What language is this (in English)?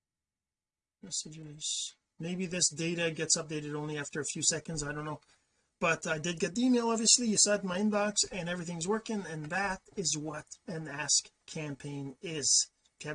English